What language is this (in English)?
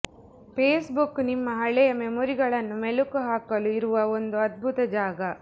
Kannada